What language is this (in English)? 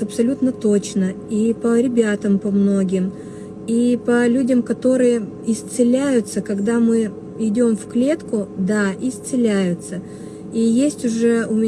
Russian